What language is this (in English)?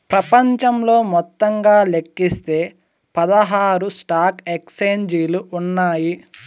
Telugu